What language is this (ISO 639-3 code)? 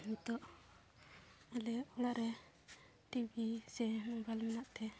sat